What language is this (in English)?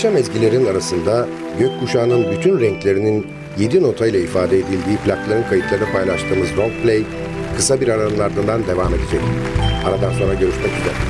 Turkish